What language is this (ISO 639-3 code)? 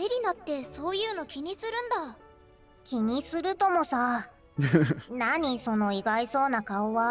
jpn